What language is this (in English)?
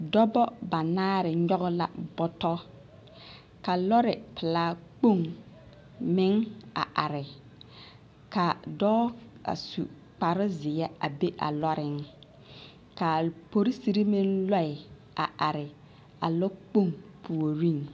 Southern Dagaare